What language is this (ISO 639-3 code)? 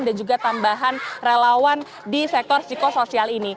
ind